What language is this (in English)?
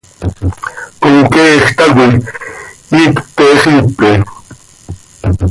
Seri